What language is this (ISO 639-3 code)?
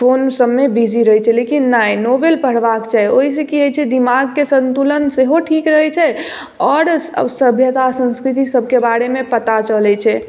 mai